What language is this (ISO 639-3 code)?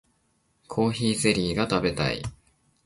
jpn